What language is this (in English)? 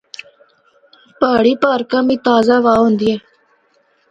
Northern Hindko